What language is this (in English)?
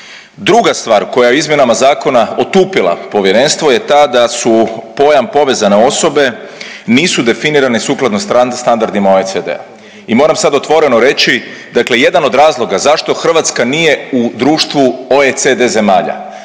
Croatian